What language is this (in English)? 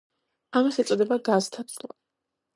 Georgian